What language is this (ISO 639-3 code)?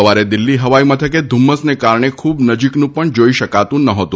guj